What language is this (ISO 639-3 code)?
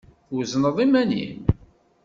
kab